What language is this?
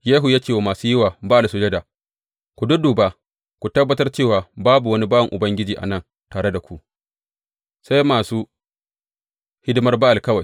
Hausa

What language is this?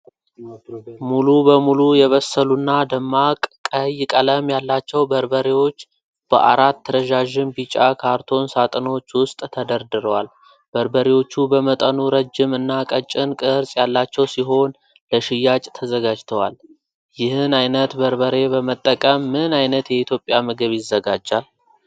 Amharic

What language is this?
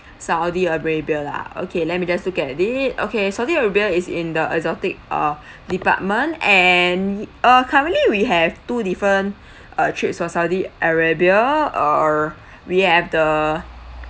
English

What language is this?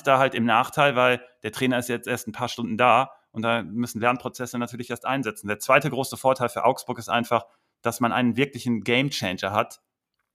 German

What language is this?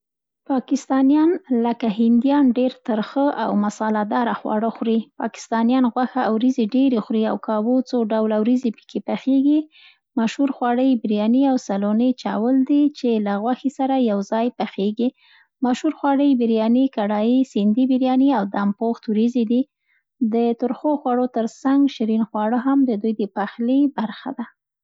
Central Pashto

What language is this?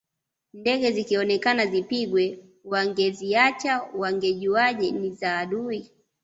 Swahili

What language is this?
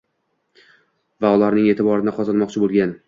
Uzbek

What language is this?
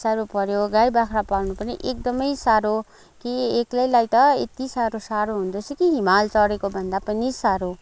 Nepali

